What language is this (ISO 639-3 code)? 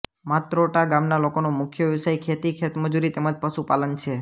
guj